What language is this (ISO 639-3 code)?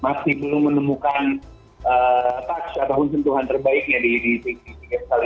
ind